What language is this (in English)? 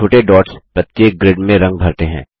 Hindi